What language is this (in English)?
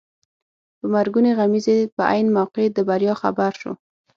Pashto